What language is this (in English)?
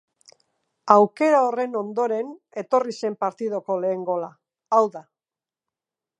Basque